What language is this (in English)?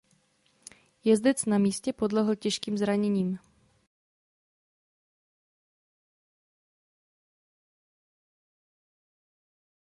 Czech